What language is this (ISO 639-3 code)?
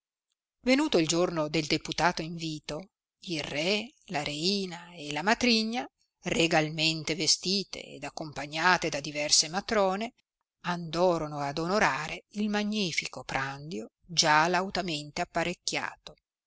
ita